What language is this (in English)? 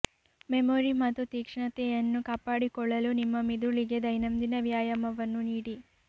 Kannada